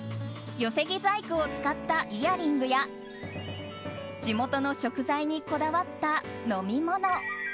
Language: Japanese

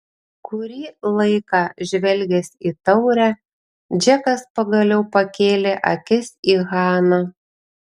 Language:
Lithuanian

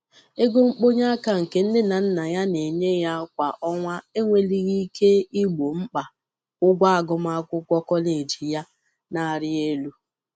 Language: Igbo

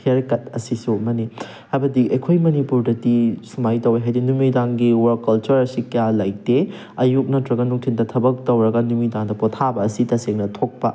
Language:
Manipuri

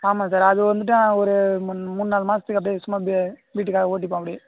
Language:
Tamil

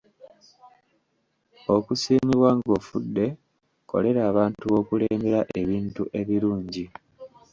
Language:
Ganda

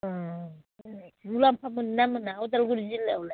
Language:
Bodo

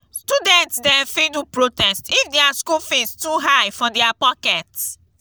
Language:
Nigerian Pidgin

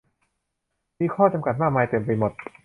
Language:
Thai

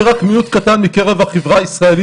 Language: Hebrew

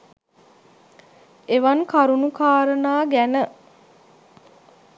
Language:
Sinhala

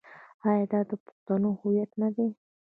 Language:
Pashto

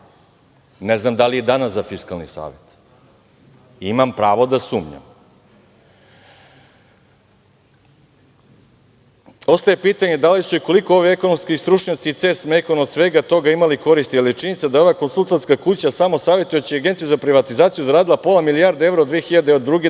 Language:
Serbian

